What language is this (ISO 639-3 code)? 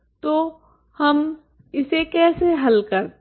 hin